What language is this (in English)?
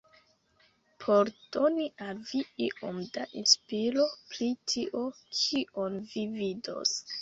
Esperanto